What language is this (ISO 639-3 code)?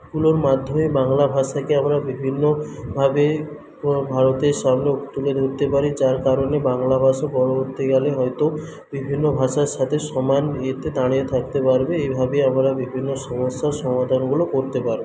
ben